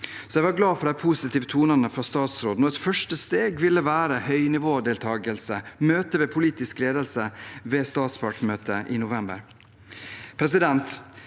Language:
Norwegian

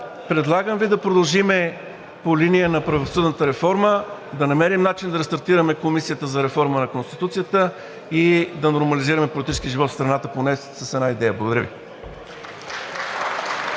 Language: Bulgarian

